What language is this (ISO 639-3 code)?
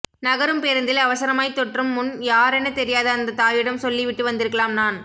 tam